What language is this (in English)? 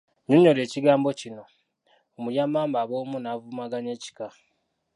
Ganda